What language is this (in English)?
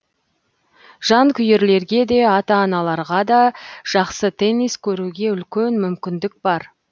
Kazakh